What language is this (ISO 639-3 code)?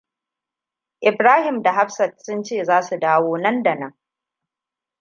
hau